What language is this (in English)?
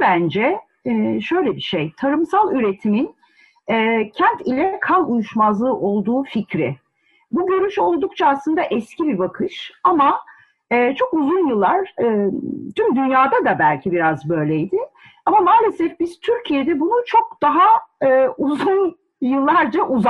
Turkish